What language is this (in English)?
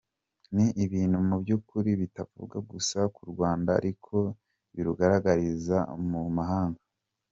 Kinyarwanda